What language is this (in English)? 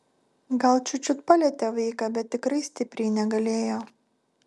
Lithuanian